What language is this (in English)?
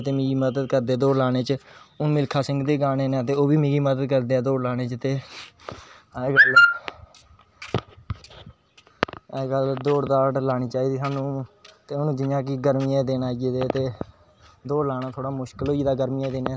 Dogri